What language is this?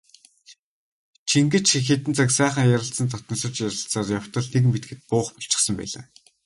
Mongolian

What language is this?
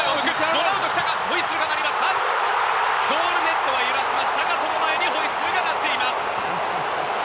Japanese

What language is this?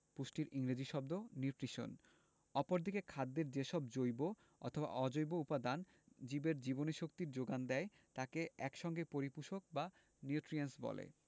Bangla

